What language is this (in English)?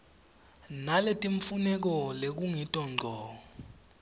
Swati